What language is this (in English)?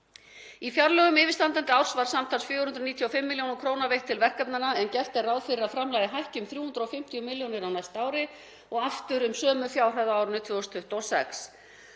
Icelandic